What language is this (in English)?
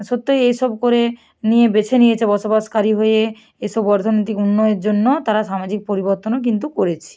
Bangla